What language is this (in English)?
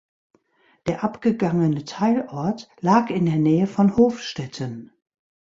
German